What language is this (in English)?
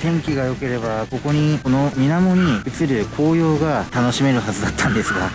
Japanese